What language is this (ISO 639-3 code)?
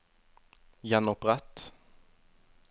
nor